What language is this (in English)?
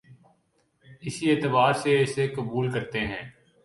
Urdu